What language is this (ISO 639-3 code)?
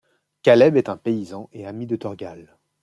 fra